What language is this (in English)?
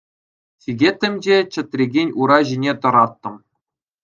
Chuvash